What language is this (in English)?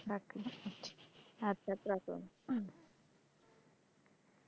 Bangla